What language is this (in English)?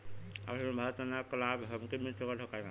Bhojpuri